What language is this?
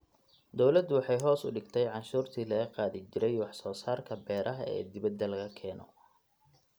Somali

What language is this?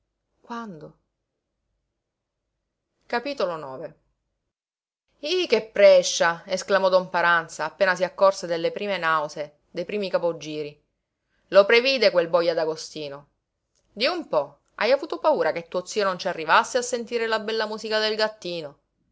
Italian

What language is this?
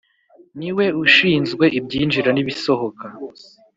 Kinyarwanda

